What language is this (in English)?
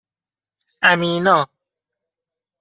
Persian